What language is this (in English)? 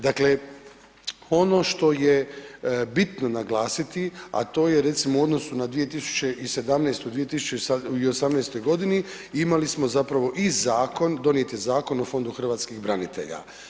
Croatian